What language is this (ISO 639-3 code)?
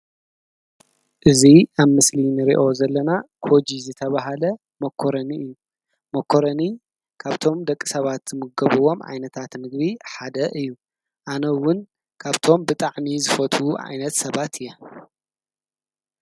tir